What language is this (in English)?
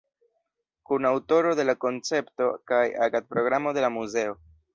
Esperanto